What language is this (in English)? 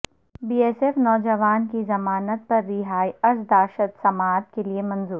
Urdu